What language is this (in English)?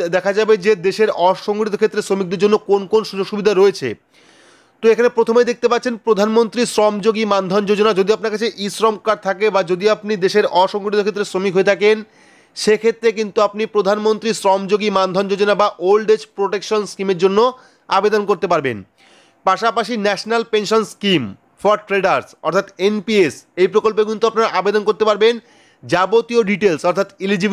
Bangla